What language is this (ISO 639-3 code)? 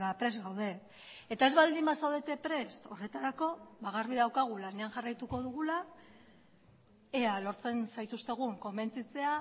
eus